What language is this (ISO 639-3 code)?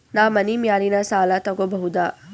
kan